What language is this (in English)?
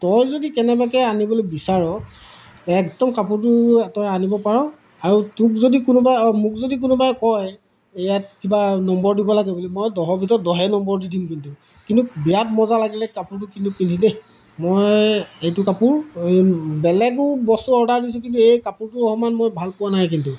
Assamese